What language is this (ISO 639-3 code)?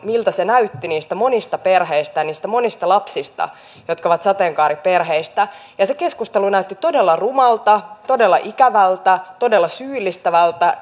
fin